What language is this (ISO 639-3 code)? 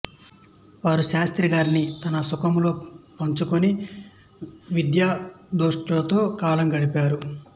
tel